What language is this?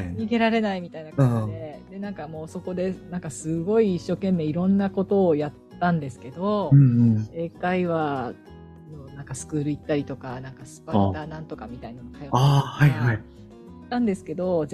Japanese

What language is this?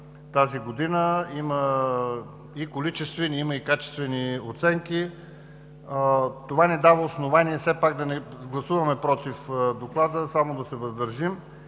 Bulgarian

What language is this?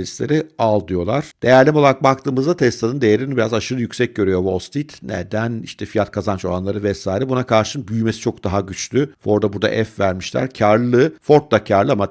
Turkish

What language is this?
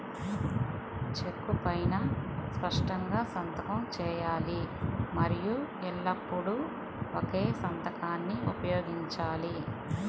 Telugu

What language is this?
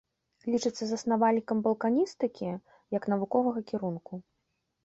Belarusian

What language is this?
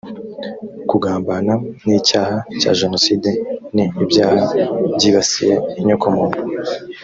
Kinyarwanda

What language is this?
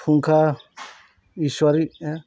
Bodo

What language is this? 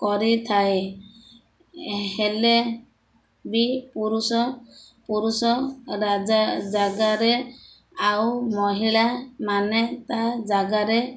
Odia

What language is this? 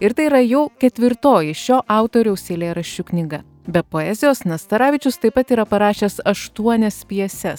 Lithuanian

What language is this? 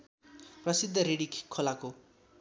Nepali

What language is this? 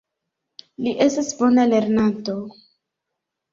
Esperanto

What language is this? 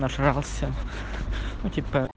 Russian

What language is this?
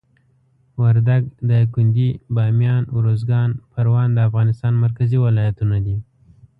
Pashto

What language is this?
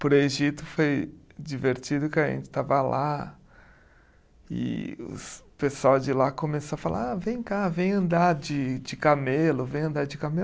Portuguese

